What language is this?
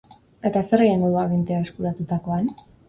Basque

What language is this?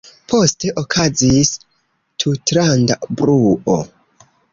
Esperanto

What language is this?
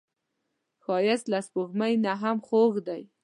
Pashto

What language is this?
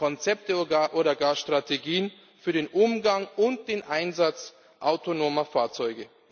German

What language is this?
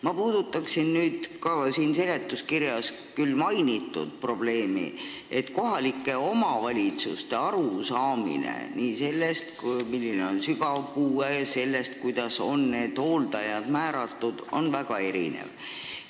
Estonian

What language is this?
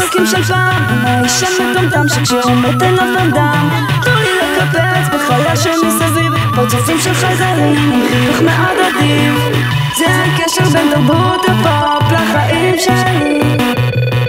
Hebrew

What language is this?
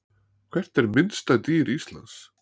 Icelandic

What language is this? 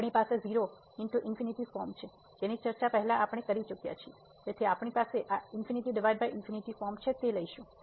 Gujarati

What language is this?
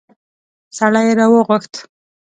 Pashto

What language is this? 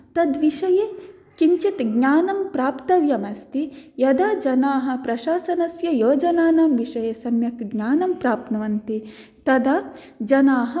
Sanskrit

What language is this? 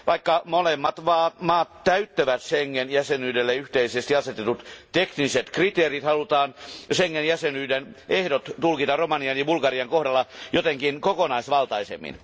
Finnish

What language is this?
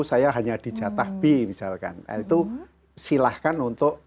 Indonesian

